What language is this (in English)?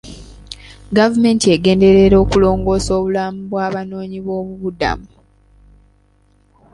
Ganda